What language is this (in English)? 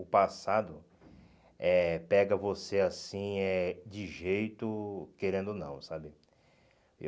Portuguese